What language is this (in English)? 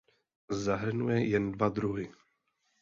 Czech